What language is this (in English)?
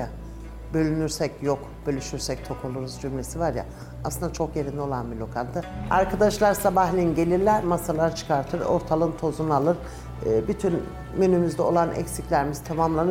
Turkish